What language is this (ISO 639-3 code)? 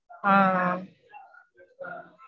tam